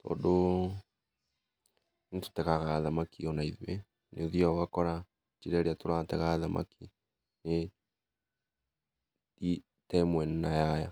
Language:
Kikuyu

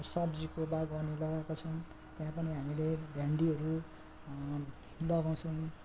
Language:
Nepali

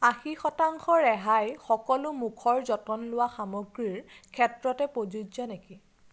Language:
Assamese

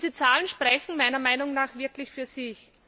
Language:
German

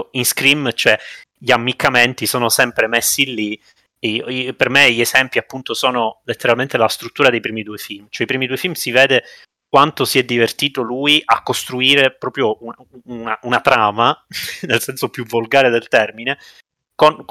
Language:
Italian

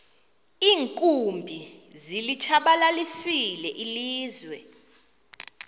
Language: Xhosa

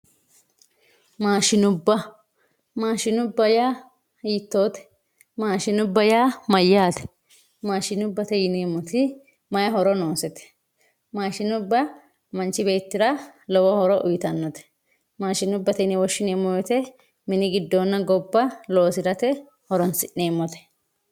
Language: Sidamo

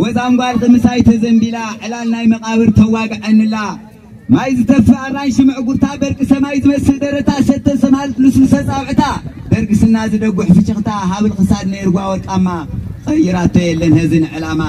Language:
Arabic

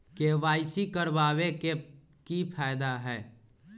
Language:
Magahi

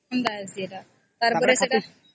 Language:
Odia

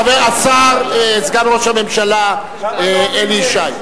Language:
Hebrew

